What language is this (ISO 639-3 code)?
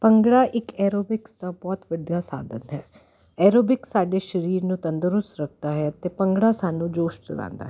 pan